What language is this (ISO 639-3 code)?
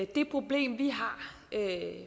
dan